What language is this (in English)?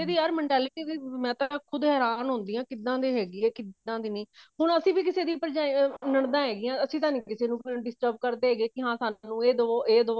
Punjabi